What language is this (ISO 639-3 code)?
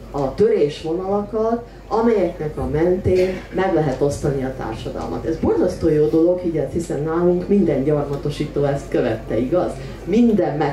hun